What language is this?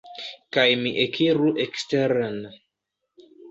Esperanto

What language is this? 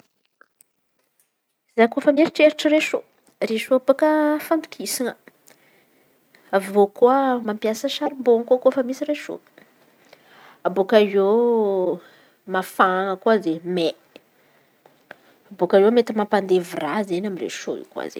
Antankarana Malagasy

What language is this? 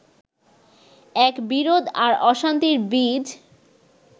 Bangla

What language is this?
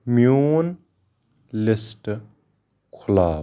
Kashmiri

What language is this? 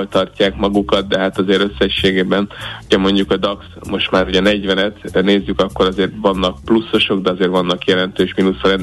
Hungarian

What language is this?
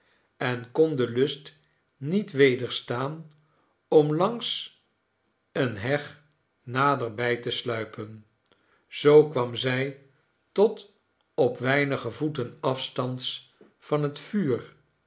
Dutch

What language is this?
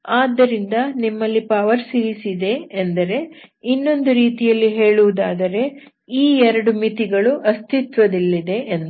Kannada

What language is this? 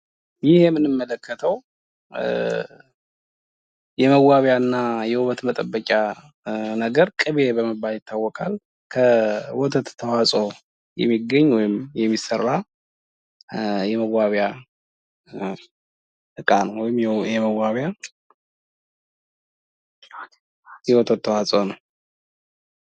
Amharic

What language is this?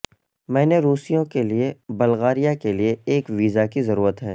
Urdu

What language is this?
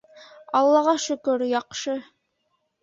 Bashkir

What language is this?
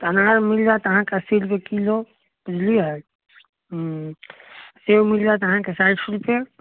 Maithili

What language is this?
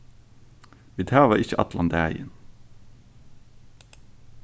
Faroese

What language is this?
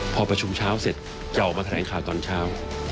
Thai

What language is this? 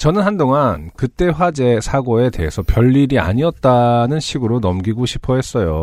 Korean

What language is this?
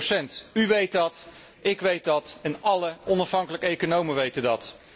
Dutch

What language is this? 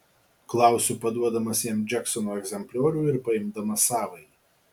Lithuanian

